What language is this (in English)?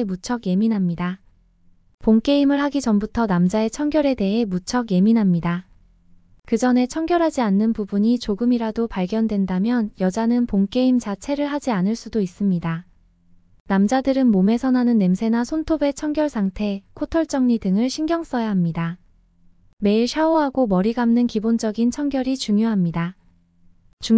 Korean